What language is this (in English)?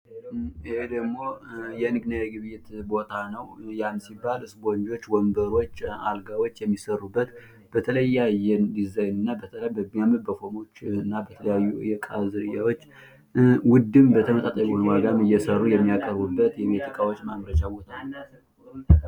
Amharic